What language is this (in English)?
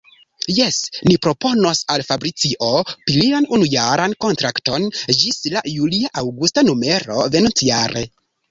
Esperanto